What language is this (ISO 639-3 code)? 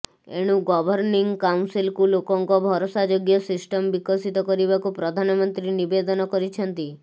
ori